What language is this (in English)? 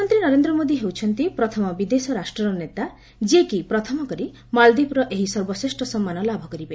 Odia